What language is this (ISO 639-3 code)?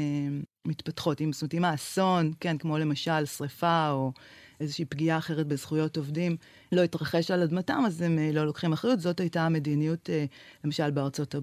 heb